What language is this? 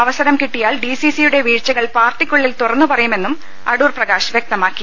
Malayalam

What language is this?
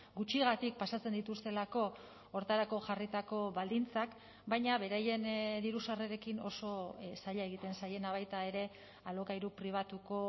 Basque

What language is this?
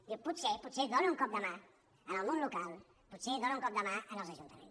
Catalan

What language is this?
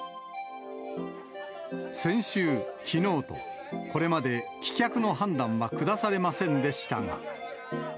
Japanese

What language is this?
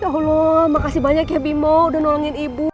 Indonesian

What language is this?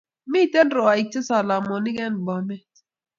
Kalenjin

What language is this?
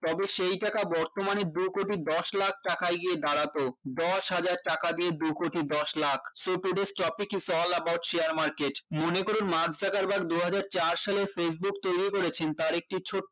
Bangla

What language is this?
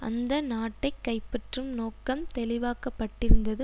Tamil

